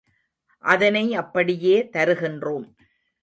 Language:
Tamil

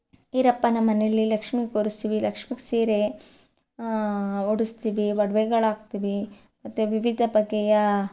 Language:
Kannada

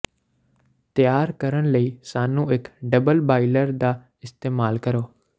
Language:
Punjabi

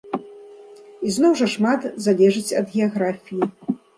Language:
Belarusian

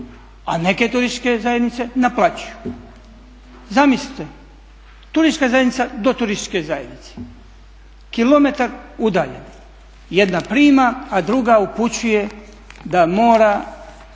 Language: Croatian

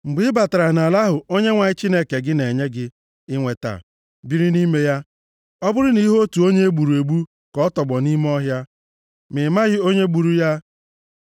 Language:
Igbo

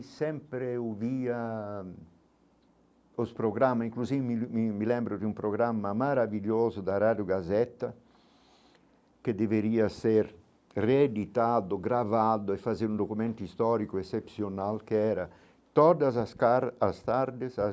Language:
Portuguese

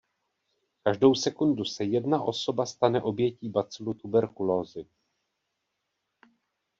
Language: Czech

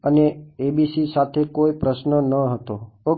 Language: Gujarati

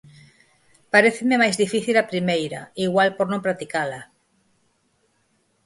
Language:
Galician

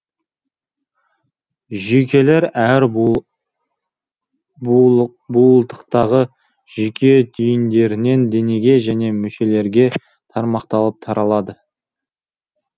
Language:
Kazakh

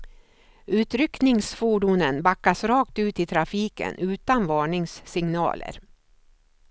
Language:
Swedish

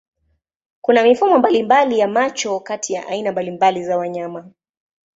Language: Swahili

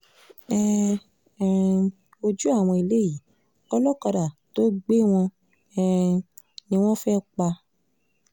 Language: Yoruba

